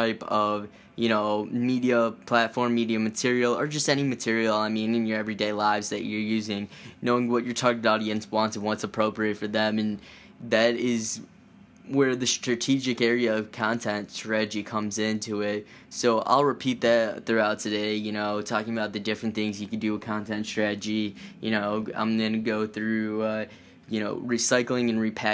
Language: English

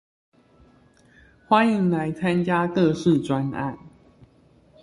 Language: Chinese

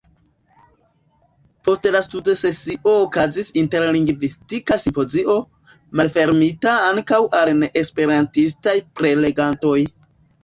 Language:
Esperanto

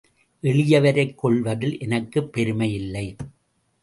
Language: Tamil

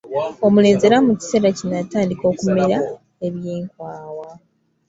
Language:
Ganda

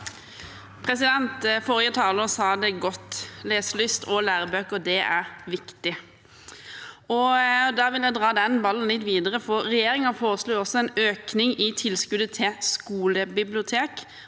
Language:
Norwegian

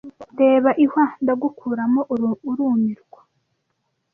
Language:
Kinyarwanda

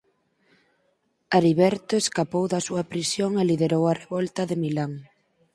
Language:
Galician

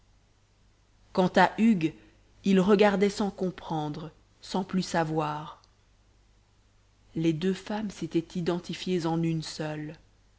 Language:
French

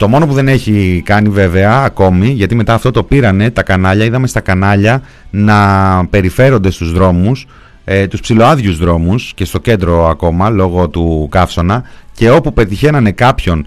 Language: Greek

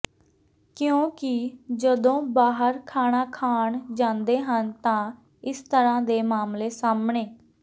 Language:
Punjabi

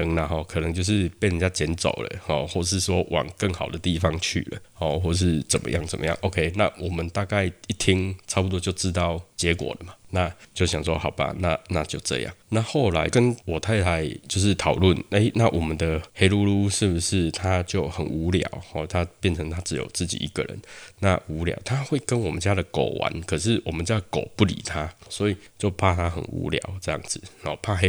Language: Chinese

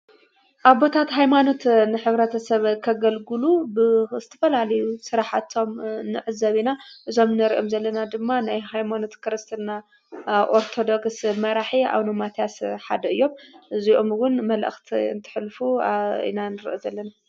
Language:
Tigrinya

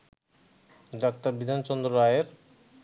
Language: Bangla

